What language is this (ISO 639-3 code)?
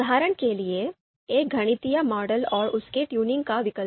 hin